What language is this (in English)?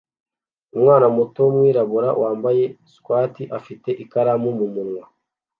Kinyarwanda